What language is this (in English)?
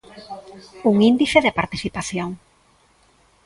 Galician